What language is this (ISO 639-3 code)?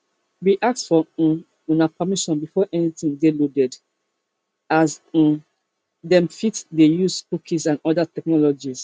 pcm